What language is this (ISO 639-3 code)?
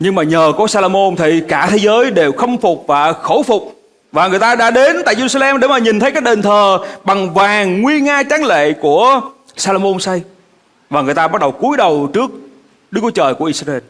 vie